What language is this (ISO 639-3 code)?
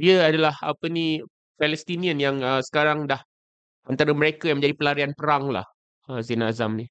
msa